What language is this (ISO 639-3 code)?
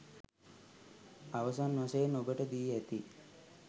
sin